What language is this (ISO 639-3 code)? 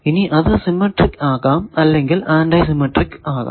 mal